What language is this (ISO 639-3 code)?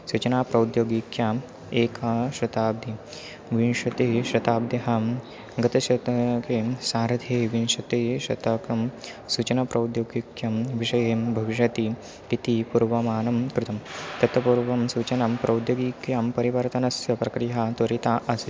san